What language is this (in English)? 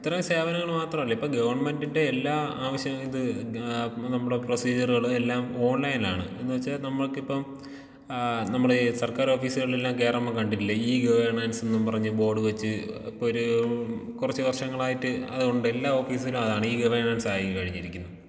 Malayalam